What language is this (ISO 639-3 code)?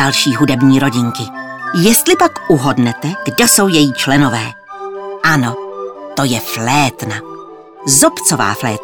ces